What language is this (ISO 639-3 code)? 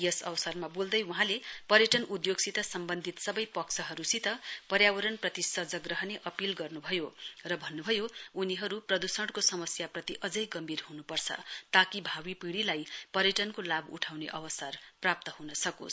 nep